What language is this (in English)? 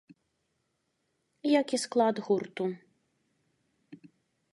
Belarusian